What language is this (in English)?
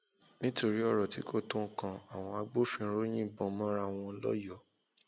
Yoruba